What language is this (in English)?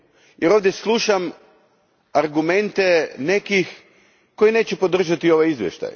Croatian